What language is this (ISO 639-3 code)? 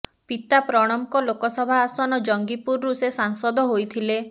ori